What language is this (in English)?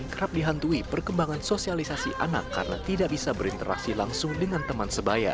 Indonesian